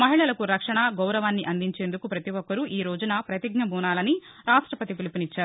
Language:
Telugu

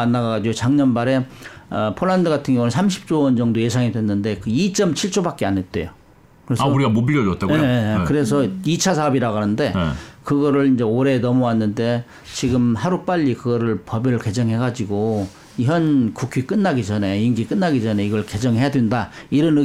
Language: Korean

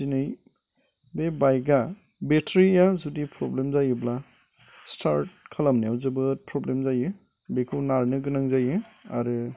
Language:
Bodo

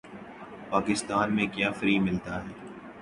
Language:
Urdu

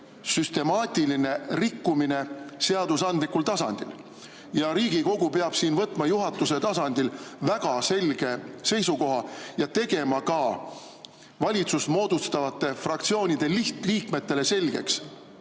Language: Estonian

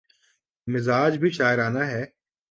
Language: Urdu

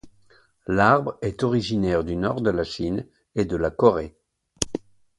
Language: French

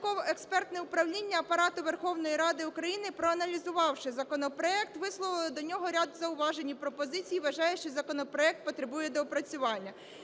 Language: Ukrainian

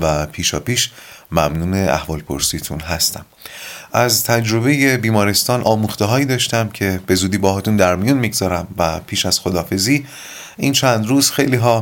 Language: Persian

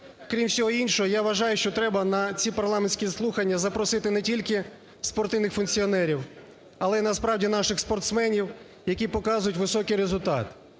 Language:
Ukrainian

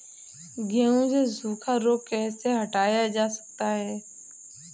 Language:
Hindi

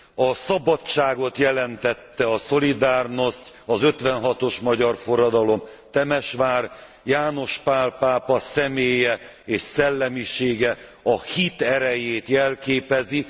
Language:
Hungarian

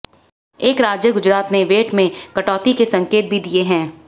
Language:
Hindi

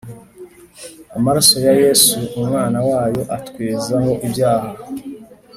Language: Kinyarwanda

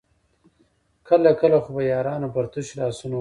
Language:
Pashto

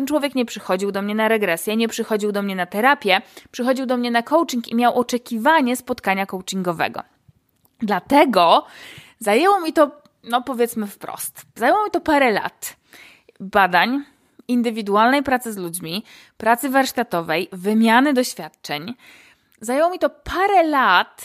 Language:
Polish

